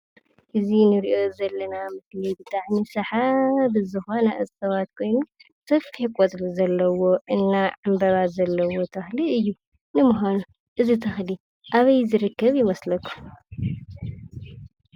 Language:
Tigrinya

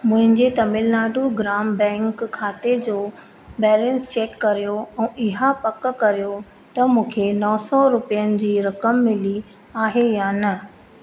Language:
Sindhi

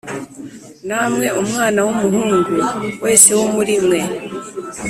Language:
Kinyarwanda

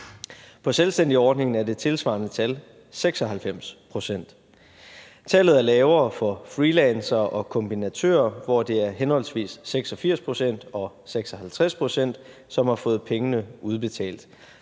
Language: Danish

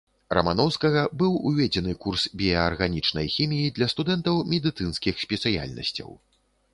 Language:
Belarusian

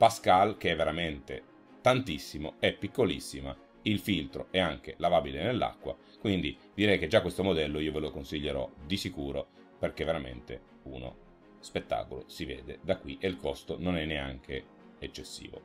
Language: Italian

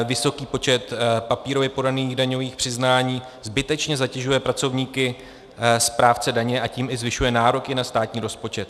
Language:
Czech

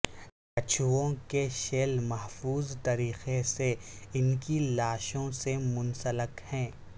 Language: Urdu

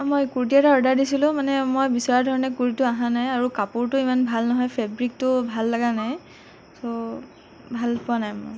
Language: Assamese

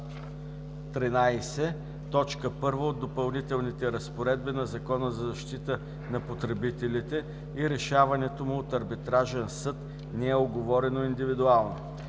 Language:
Bulgarian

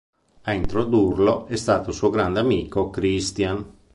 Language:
Italian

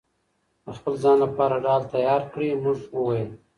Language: Pashto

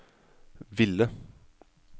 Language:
Norwegian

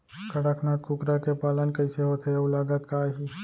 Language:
Chhattisgarhi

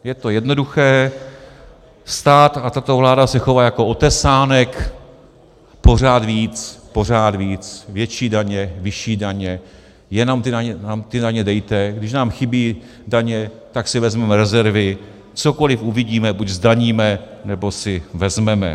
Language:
Czech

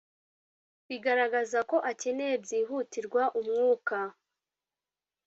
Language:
Kinyarwanda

